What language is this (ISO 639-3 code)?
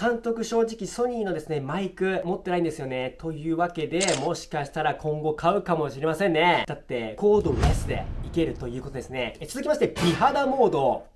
jpn